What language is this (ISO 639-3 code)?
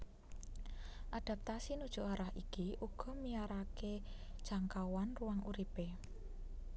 jav